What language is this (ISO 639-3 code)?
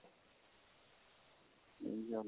pan